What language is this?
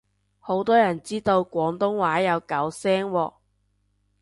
Cantonese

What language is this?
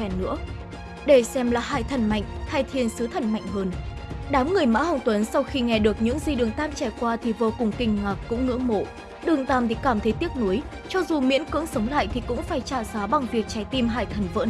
Vietnamese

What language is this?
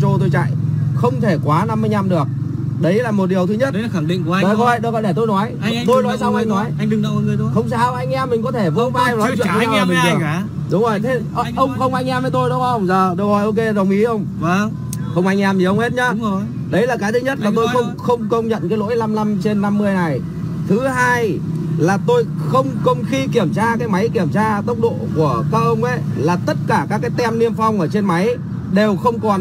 Vietnamese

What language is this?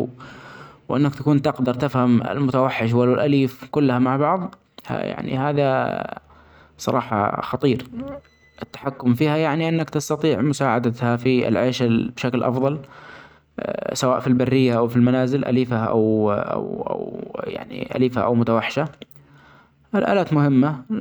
Omani Arabic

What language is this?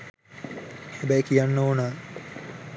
Sinhala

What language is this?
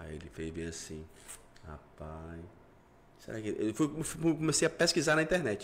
Portuguese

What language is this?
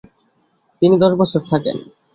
Bangla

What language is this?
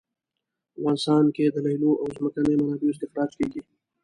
Pashto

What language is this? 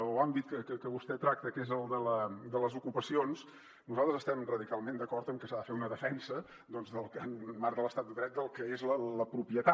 Catalan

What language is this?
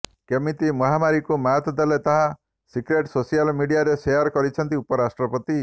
Odia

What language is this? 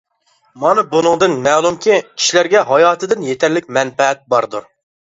Uyghur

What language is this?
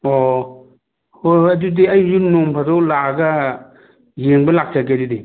Manipuri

